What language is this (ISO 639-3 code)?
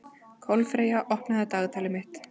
isl